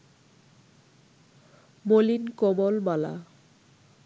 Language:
Bangla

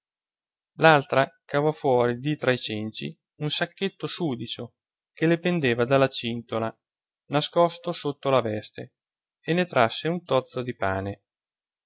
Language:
Italian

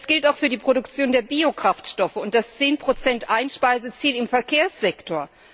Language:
German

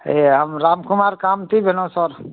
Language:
Maithili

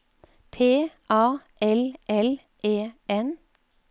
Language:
Norwegian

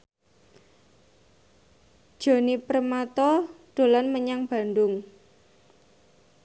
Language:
Javanese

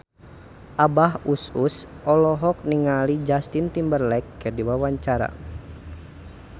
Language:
Sundanese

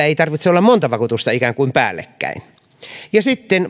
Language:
Finnish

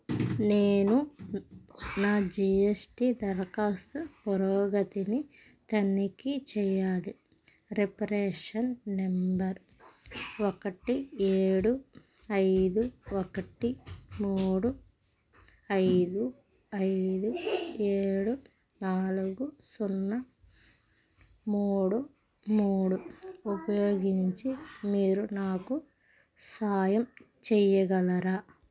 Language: Telugu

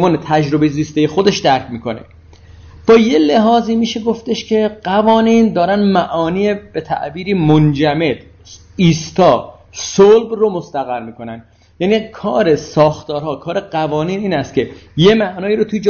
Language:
Persian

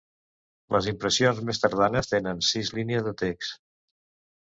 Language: Catalan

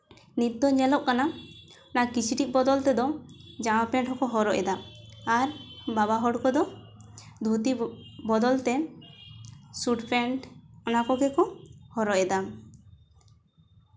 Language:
Santali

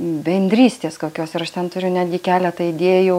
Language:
Lithuanian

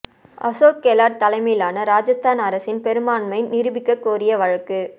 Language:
Tamil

